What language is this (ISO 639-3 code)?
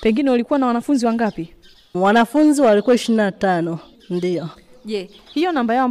swa